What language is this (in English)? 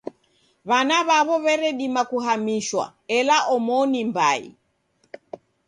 Taita